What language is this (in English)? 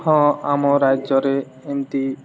Odia